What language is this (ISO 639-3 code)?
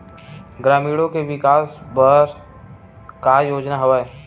hne